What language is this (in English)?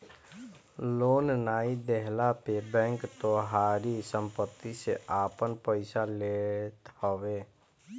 Bhojpuri